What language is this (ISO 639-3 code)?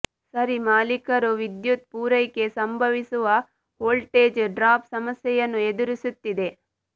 kan